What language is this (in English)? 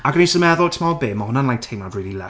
Welsh